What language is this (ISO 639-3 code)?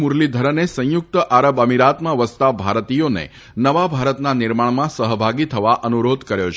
guj